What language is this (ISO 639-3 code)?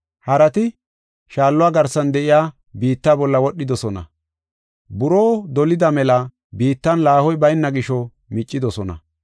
gof